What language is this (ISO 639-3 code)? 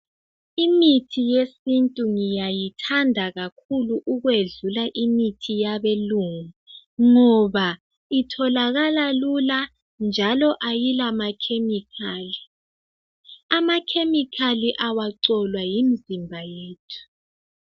nde